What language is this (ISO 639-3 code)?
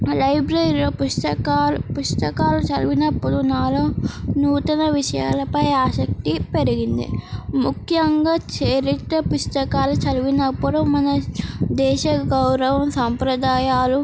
tel